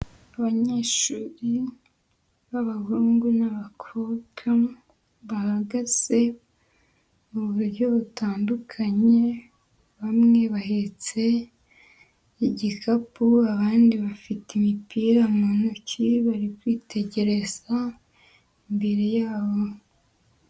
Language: Kinyarwanda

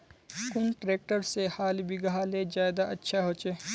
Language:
Magahi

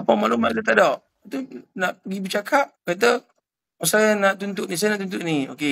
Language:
Malay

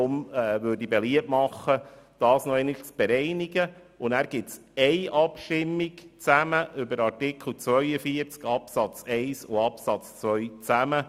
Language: Swiss German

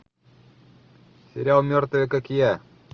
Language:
Russian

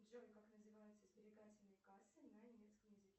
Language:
Russian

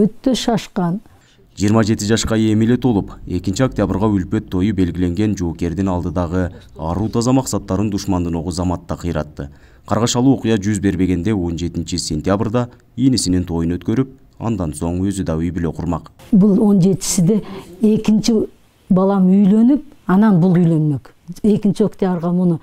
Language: Turkish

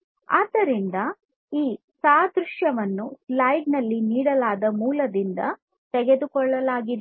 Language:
Kannada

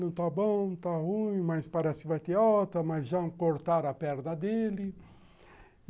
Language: Portuguese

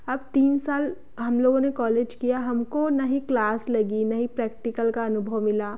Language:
Hindi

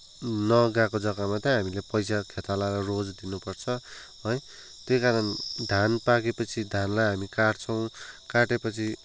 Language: Nepali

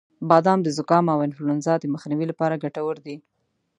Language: Pashto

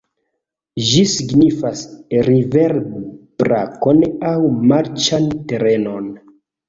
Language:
Esperanto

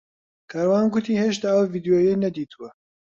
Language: Central Kurdish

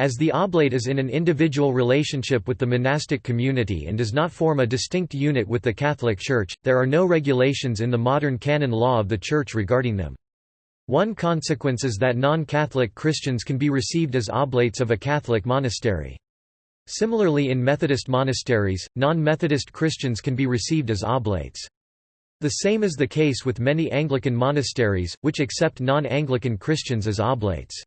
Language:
English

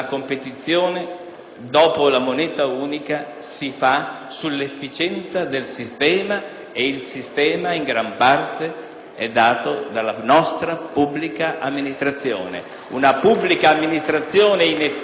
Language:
Italian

